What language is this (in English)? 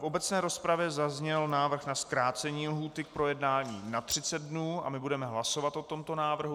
Czech